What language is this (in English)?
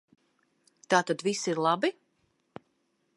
Latvian